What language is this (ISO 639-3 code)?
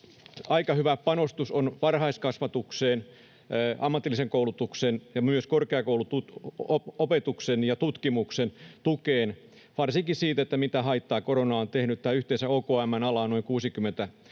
fin